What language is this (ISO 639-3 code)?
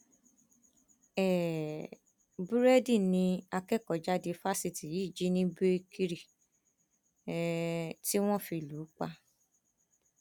yor